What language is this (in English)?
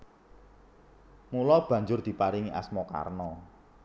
Javanese